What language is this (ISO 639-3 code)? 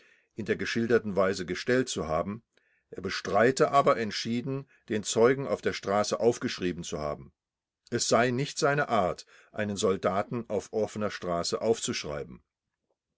deu